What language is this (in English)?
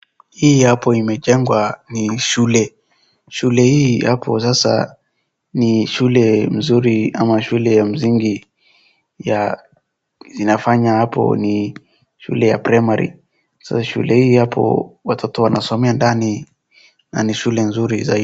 Swahili